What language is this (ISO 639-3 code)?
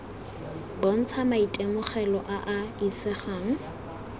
tsn